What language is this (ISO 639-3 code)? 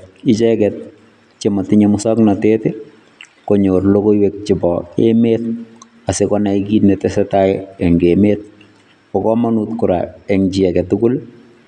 kln